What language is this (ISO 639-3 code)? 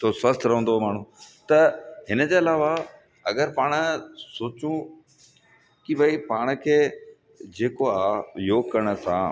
snd